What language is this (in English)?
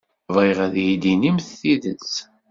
Kabyle